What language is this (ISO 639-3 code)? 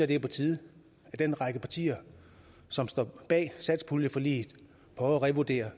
dan